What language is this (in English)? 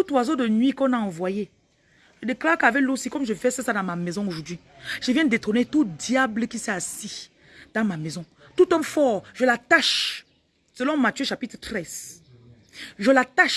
French